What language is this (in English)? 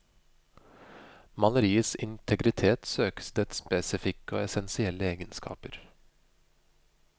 Norwegian